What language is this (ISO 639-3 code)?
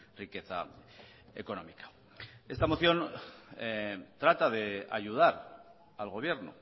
spa